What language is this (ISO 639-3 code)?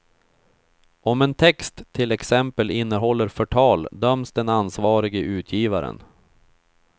swe